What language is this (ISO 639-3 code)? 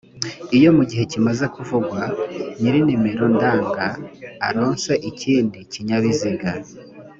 kin